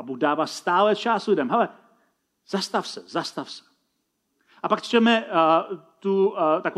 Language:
Czech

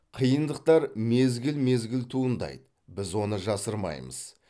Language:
Kazakh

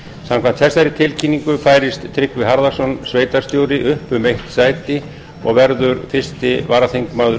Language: Icelandic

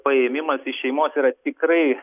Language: Lithuanian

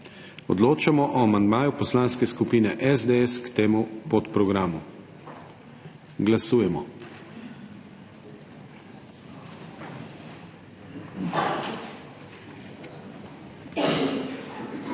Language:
Slovenian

